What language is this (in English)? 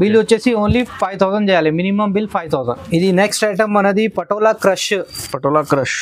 Telugu